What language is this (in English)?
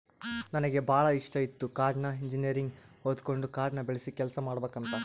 Kannada